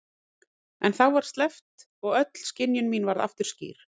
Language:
Icelandic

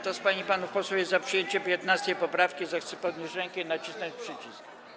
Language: Polish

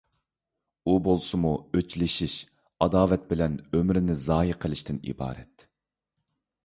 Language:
Uyghur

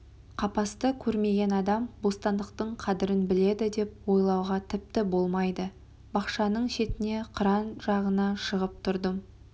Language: Kazakh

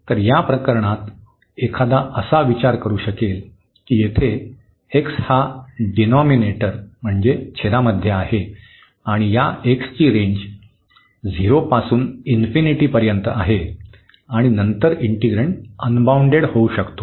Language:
Marathi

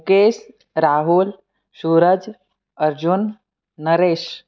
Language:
Gujarati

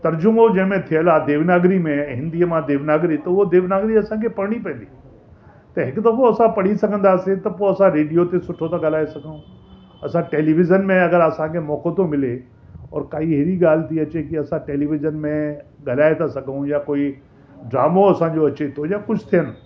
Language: Sindhi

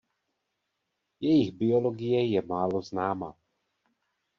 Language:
Czech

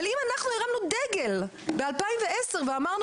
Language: Hebrew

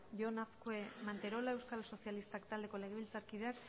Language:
Basque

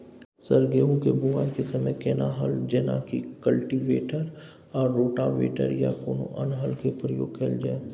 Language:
Maithili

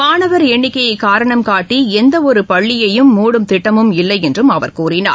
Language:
Tamil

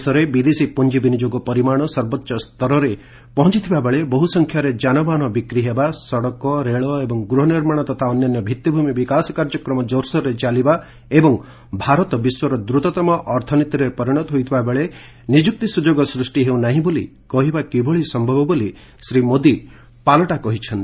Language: Odia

